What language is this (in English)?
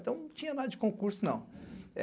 Portuguese